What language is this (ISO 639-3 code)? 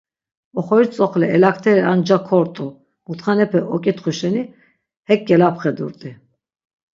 lzz